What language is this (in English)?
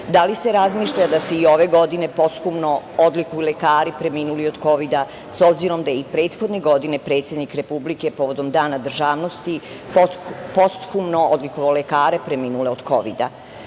Serbian